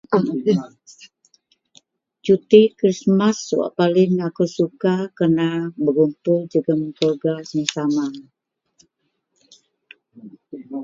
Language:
Central Melanau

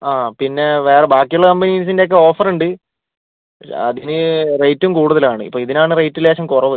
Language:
Malayalam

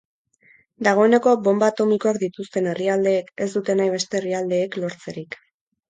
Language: Basque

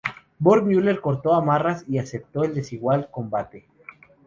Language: Spanish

